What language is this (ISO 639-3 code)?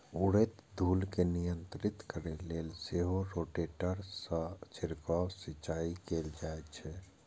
mai